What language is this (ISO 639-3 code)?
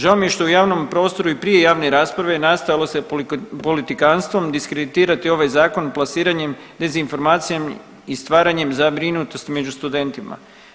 hrv